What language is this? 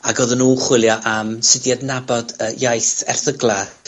Welsh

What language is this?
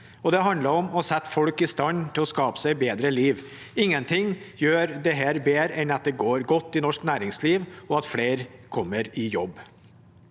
Norwegian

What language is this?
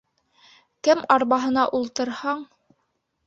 Bashkir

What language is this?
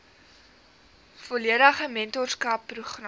Afrikaans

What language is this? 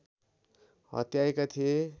Nepali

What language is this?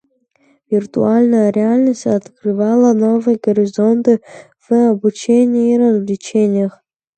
Russian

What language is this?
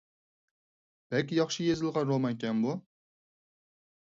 Uyghur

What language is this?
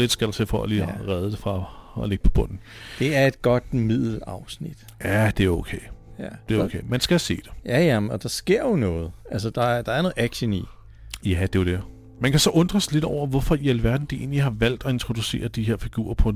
Danish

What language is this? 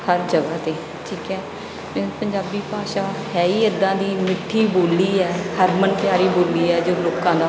Punjabi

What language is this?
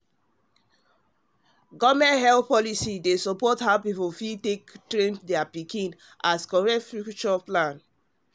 Nigerian Pidgin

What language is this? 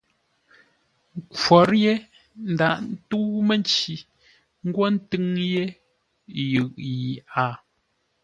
Ngombale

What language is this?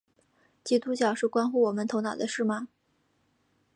Chinese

